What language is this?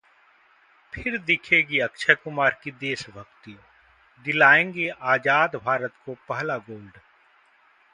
Hindi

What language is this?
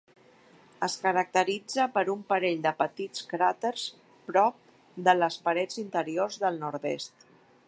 Catalan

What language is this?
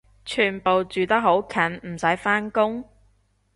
Cantonese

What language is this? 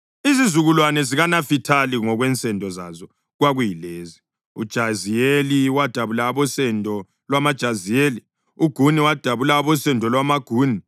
North Ndebele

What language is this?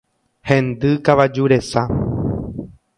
Guarani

